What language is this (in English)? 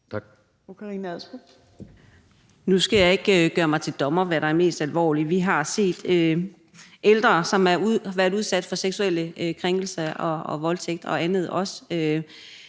Danish